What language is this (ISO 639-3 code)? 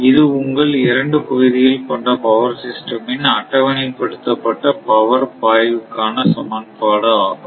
tam